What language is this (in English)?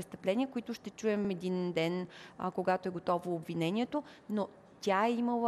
Bulgarian